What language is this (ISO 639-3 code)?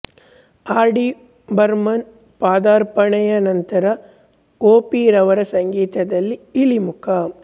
kan